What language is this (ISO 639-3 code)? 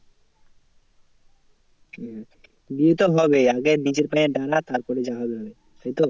ben